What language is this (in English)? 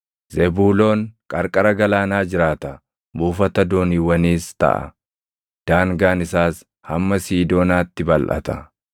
Oromo